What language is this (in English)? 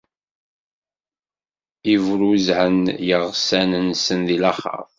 Kabyle